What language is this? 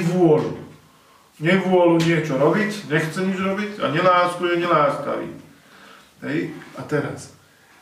Slovak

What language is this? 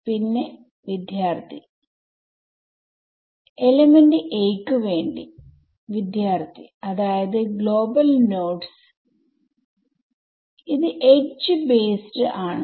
Malayalam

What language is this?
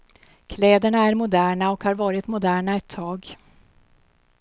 Swedish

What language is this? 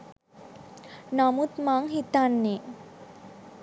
Sinhala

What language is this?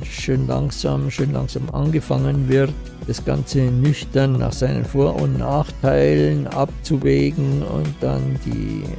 German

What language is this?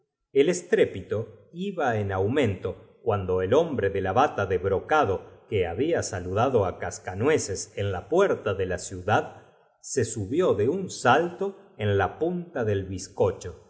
Spanish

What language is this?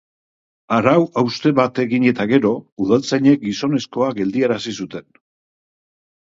Basque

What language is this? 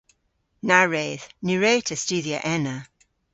Cornish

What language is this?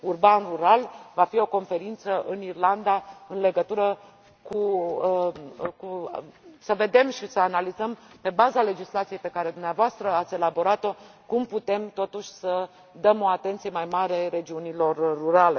Romanian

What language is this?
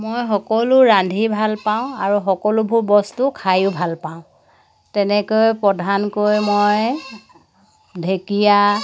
Assamese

